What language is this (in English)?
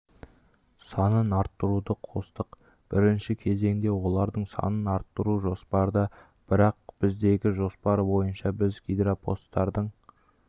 Kazakh